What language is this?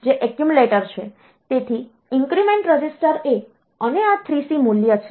Gujarati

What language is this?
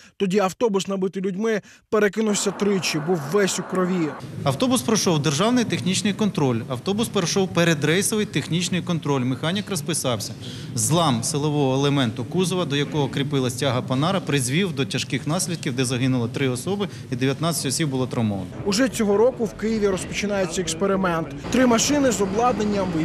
Ukrainian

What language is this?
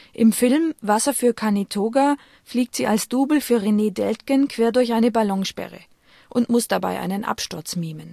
German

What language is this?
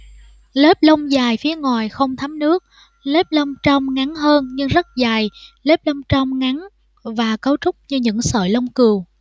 Vietnamese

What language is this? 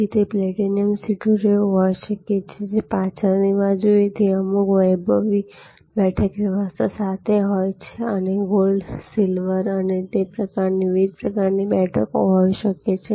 Gujarati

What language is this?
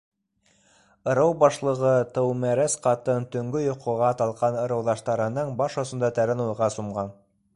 Bashkir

